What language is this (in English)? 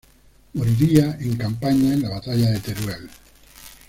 Spanish